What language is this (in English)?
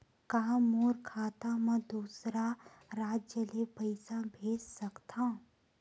Chhattisgarhi